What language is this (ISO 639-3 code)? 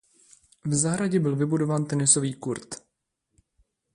ces